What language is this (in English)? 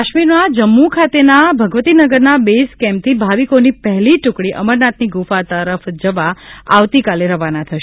Gujarati